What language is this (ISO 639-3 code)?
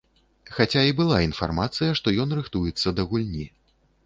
bel